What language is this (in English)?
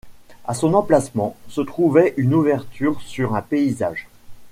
French